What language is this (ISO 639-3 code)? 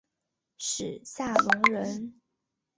zho